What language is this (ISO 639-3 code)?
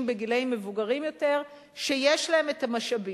heb